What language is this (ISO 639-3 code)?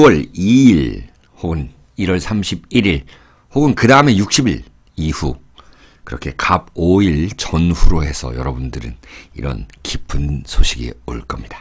kor